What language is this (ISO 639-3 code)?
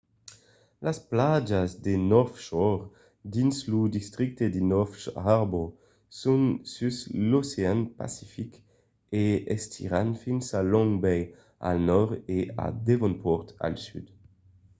oci